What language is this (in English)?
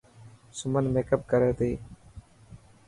Dhatki